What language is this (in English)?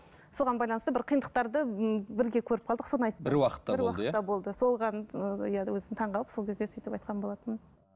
Kazakh